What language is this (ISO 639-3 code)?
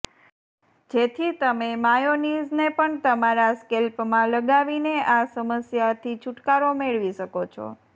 guj